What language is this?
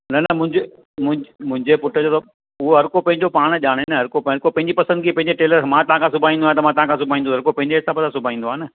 Sindhi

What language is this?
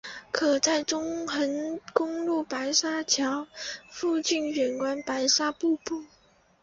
Chinese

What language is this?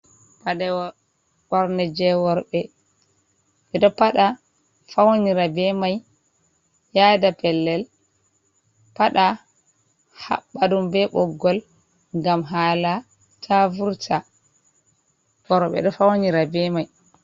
Fula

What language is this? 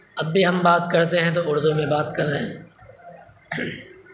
Urdu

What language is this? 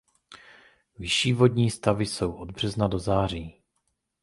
Czech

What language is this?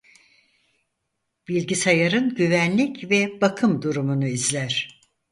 Turkish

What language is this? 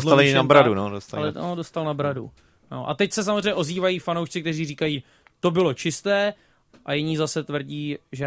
Czech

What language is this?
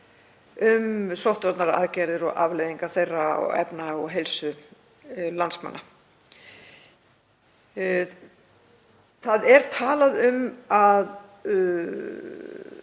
Icelandic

